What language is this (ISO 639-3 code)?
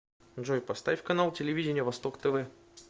rus